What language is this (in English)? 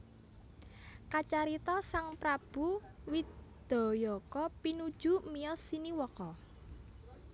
Javanese